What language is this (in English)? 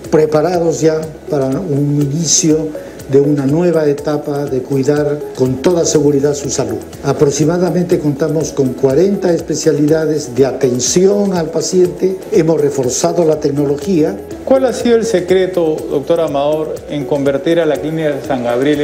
Spanish